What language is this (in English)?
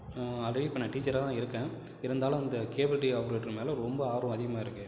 Tamil